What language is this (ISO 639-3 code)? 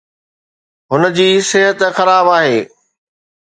snd